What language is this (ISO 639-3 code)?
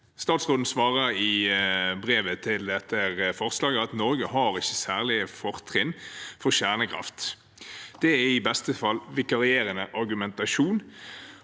nor